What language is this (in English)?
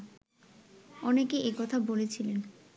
Bangla